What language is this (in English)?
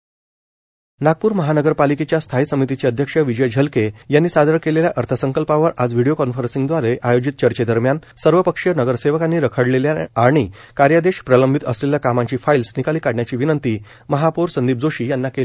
Marathi